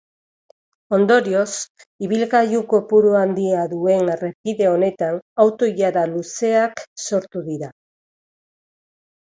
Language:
Basque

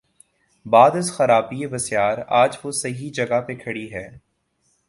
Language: Urdu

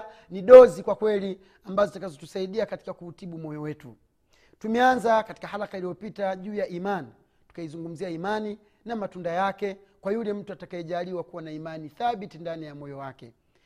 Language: Swahili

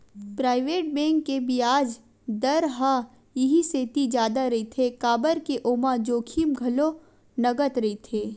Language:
Chhattisgarhi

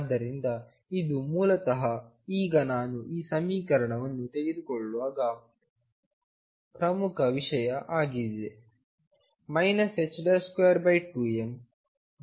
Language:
Kannada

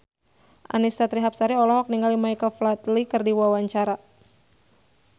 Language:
Sundanese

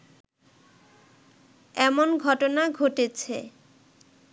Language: Bangla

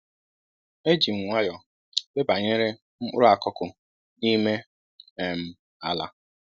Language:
Igbo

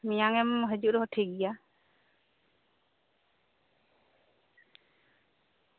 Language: Santali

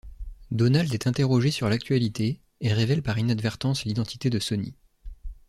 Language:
French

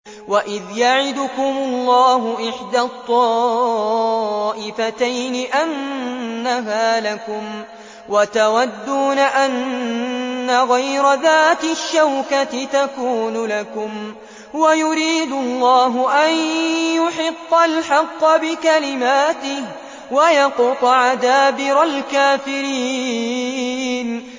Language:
Arabic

